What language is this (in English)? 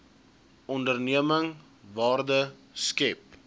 Afrikaans